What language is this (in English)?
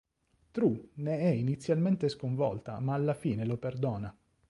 Italian